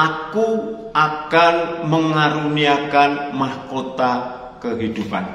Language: Indonesian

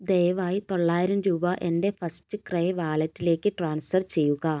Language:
Malayalam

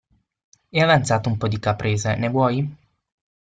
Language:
Italian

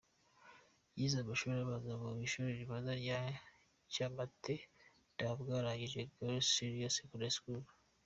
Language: Kinyarwanda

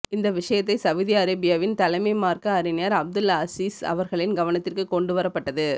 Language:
Tamil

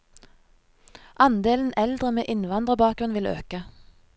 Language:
Norwegian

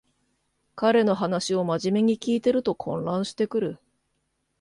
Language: Japanese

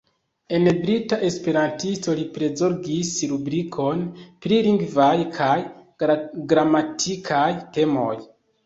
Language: Esperanto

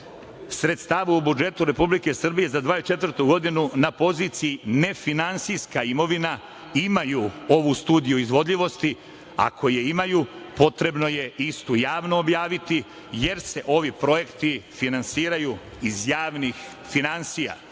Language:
Serbian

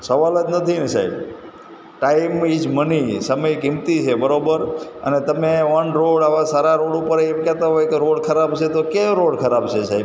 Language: Gujarati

